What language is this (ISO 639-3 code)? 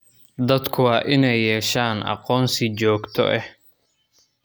som